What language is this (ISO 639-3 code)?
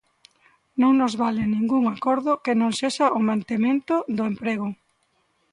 glg